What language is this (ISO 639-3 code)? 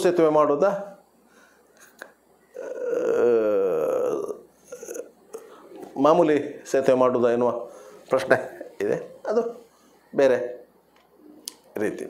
ara